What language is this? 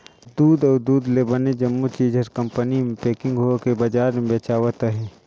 Chhattisgarhi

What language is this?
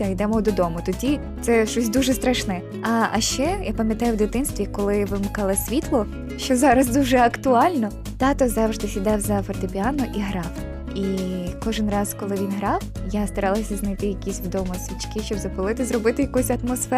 Ukrainian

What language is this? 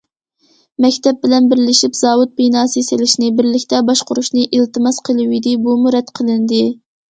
Uyghur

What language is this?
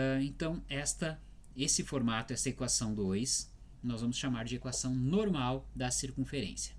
Portuguese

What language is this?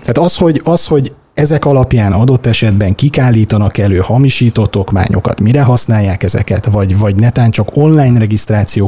Hungarian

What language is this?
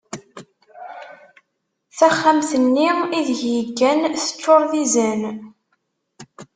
Kabyle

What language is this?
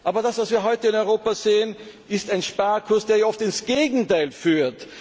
German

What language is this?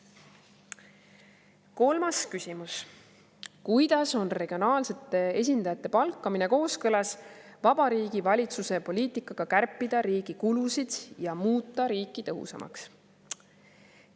Estonian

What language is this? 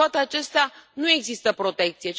Romanian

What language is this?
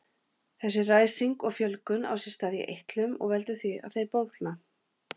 Icelandic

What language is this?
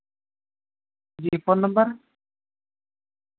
Urdu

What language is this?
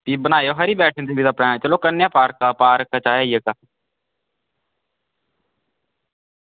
Dogri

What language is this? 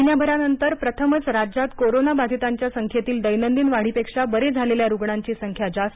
Marathi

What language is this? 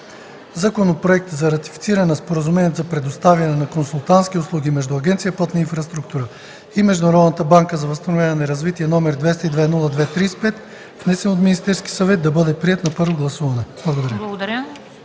Bulgarian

